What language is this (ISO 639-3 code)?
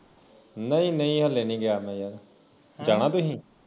pan